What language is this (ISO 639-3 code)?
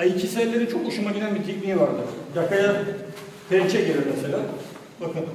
tur